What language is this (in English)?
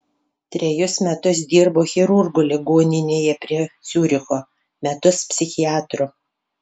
Lithuanian